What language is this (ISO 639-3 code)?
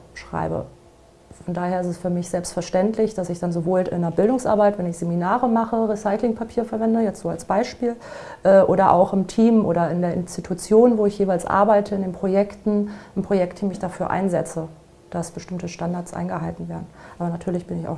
deu